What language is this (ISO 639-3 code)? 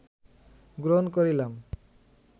ben